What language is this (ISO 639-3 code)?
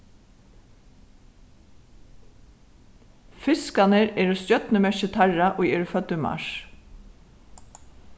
fao